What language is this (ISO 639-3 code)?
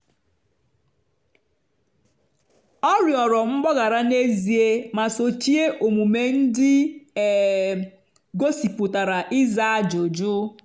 ibo